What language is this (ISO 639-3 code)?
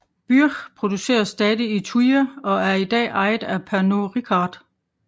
dan